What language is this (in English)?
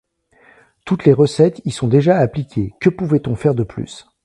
French